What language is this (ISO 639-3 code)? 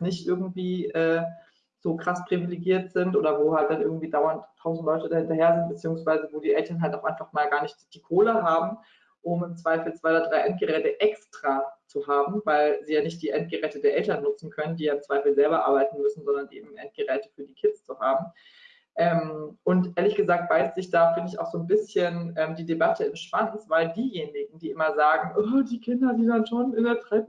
deu